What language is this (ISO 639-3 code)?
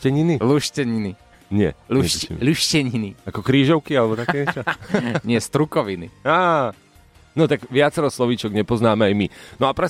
slk